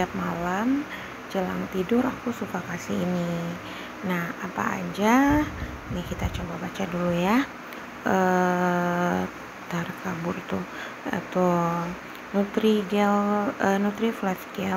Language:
Indonesian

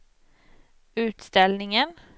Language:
Swedish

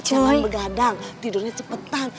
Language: Indonesian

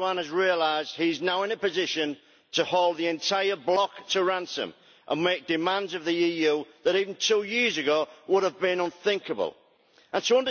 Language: English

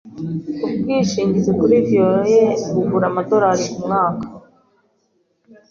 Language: Kinyarwanda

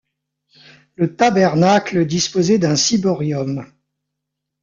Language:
French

